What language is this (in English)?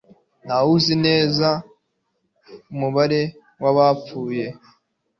Kinyarwanda